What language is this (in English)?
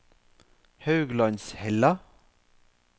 Norwegian